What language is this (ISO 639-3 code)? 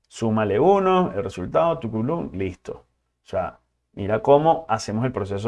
spa